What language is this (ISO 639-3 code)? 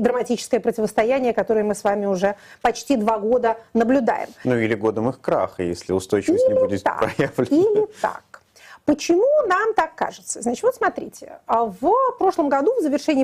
rus